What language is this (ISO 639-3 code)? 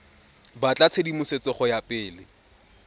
tsn